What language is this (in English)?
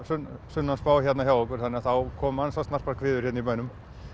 Icelandic